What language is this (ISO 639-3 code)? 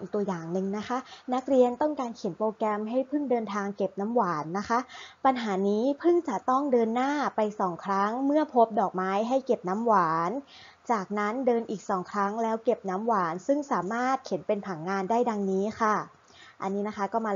tha